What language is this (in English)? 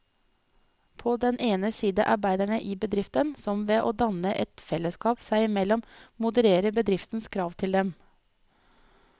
Norwegian